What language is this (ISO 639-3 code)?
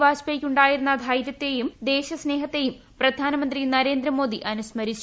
mal